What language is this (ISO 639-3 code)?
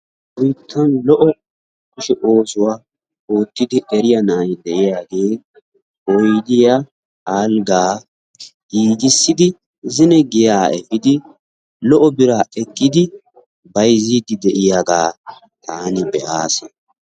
wal